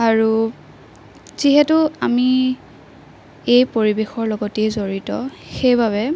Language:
Assamese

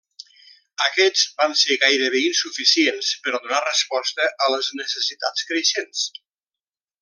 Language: Catalan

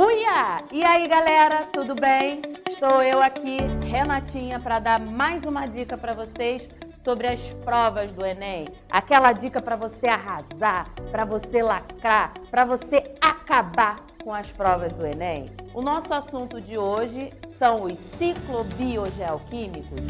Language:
Portuguese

